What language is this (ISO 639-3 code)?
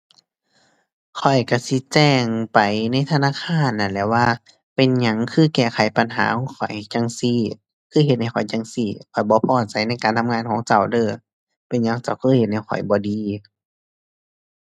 tha